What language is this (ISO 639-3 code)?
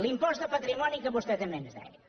cat